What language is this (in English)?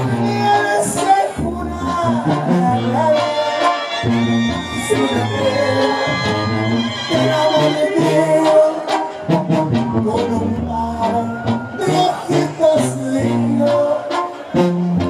Arabic